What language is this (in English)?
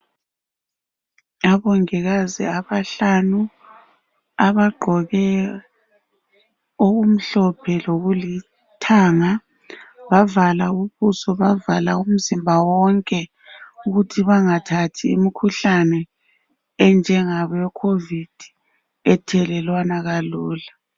North Ndebele